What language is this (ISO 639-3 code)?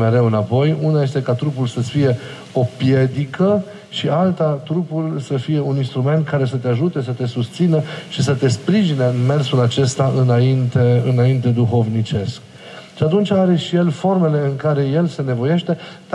ron